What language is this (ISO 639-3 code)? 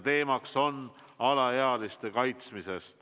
est